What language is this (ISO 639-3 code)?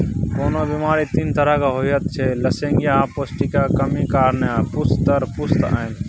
mai